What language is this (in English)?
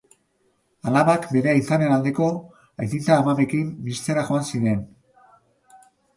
Basque